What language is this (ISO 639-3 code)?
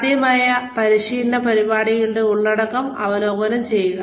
mal